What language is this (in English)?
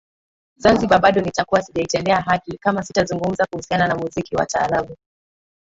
Swahili